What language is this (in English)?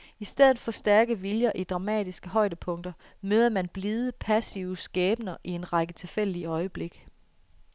Danish